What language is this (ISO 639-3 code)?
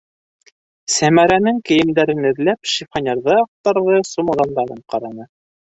bak